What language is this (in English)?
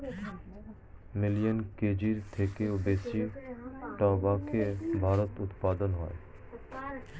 Bangla